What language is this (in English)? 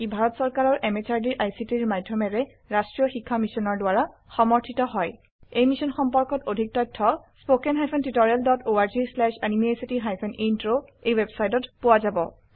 Assamese